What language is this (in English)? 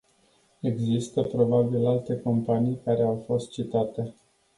Romanian